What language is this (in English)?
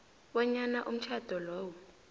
South Ndebele